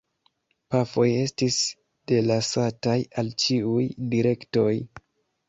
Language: Esperanto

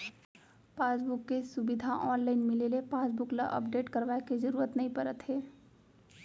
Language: Chhattisgarhi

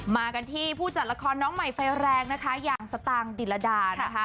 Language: Thai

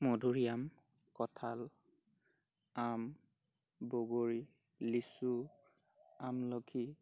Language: Assamese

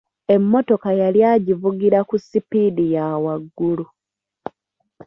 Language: Ganda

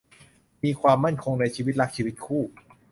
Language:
Thai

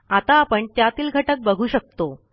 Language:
Marathi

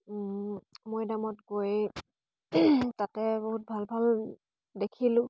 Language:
Assamese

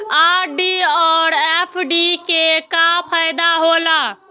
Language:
Maithili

